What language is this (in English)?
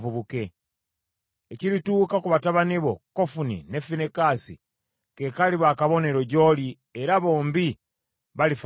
Ganda